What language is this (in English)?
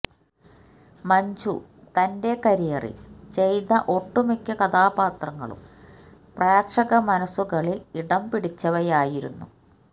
Malayalam